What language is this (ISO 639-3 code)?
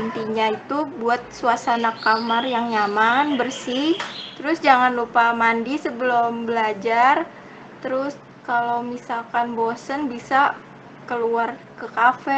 ind